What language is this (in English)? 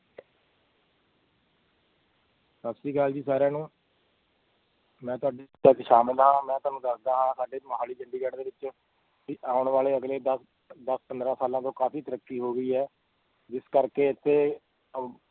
Punjabi